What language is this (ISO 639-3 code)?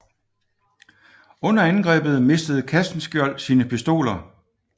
dan